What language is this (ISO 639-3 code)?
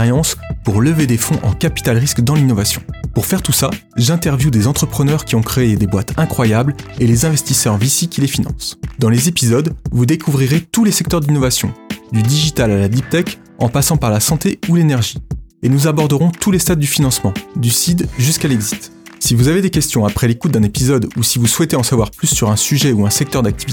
fra